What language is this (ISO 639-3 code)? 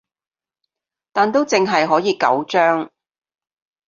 yue